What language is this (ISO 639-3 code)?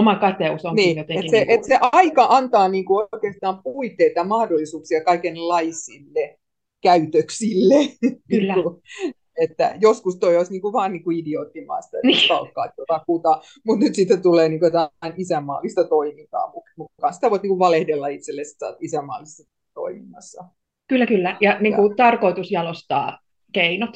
fin